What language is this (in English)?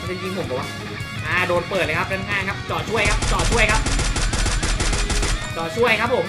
Thai